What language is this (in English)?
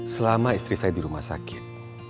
Indonesian